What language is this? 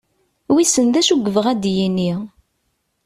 Kabyle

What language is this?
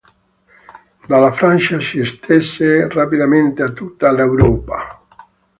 Italian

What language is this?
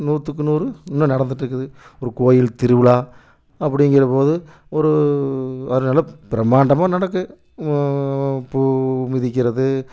Tamil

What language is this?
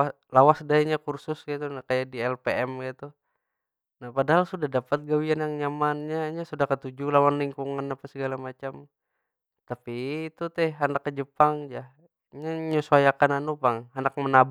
Banjar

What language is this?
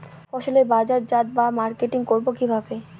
Bangla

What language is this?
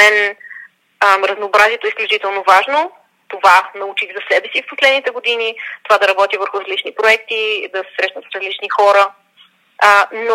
Bulgarian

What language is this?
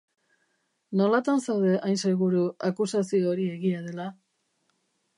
Basque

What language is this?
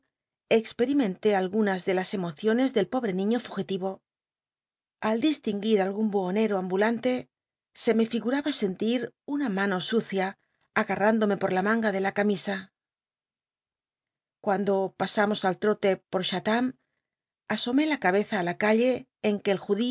Spanish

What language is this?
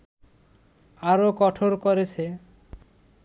Bangla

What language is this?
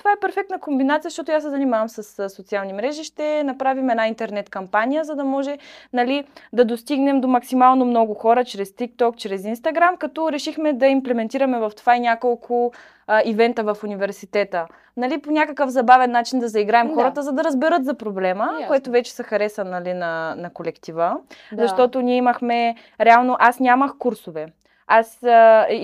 Bulgarian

